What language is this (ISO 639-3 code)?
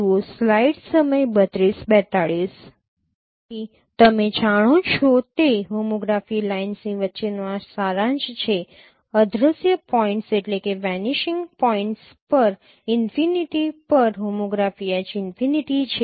guj